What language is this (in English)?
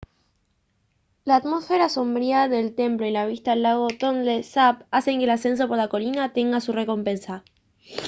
Spanish